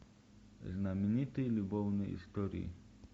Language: Russian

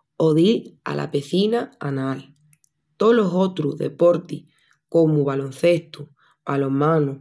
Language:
Extremaduran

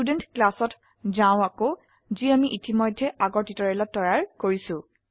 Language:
Assamese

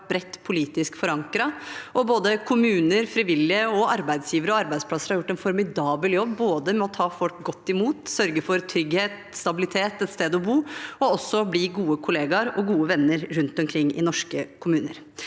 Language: Norwegian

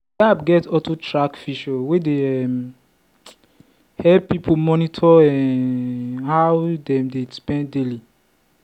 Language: Nigerian Pidgin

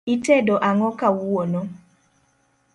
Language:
Luo (Kenya and Tanzania)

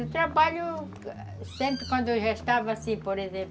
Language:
Portuguese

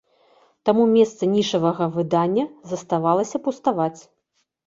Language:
Belarusian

